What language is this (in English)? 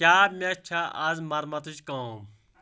Kashmiri